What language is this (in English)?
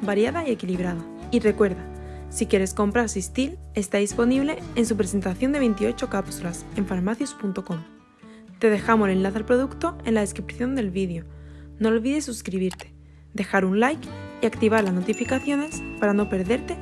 Spanish